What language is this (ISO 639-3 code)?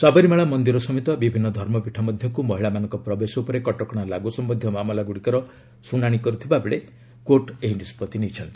ori